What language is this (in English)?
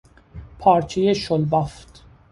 Persian